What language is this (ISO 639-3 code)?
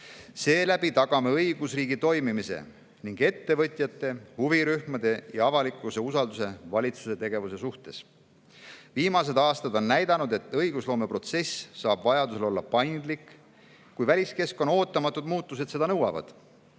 est